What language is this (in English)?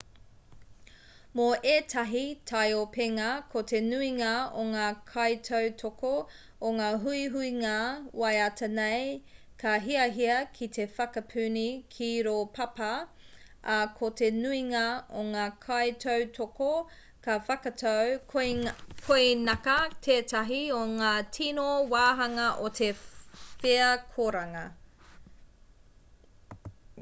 Māori